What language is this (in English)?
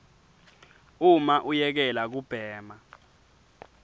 Swati